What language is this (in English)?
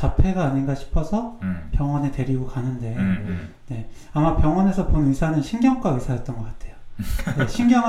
Korean